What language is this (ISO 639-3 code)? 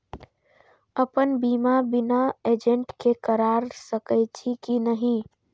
mai